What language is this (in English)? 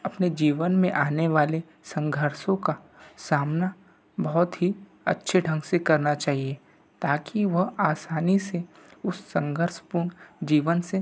Hindi